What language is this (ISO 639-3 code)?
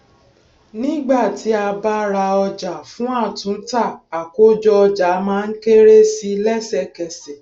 yor